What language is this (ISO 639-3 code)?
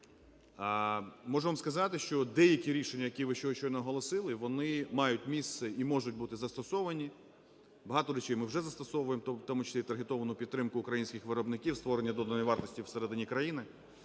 ukr